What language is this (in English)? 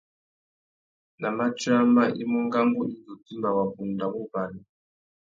Tuki